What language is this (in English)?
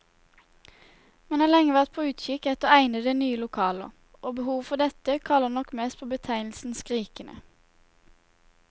Norwegian